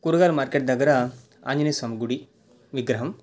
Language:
Telugu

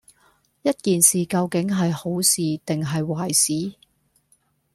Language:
Cantonese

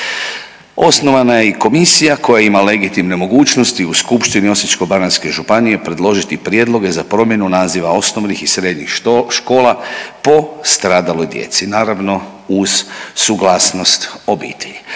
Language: Croatian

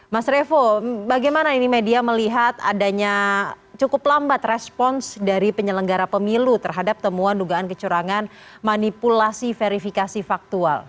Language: Indonesian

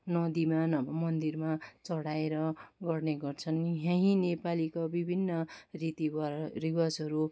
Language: Nepali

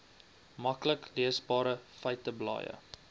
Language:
Afrikaans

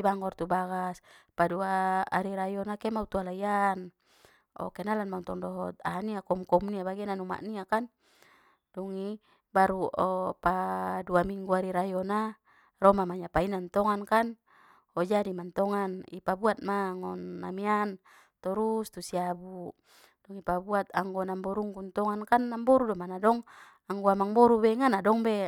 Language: Batak Mandailing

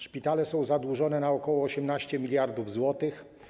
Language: Polish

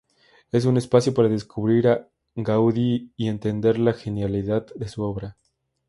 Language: Spanish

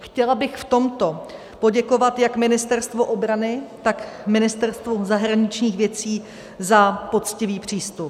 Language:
Czech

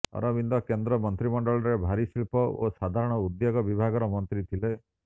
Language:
Odia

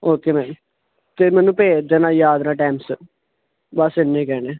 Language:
Punjabi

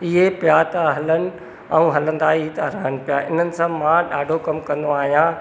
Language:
Sindhi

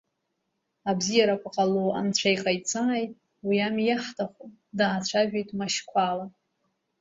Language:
Abkhazian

